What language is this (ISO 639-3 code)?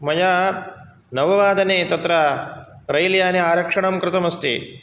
san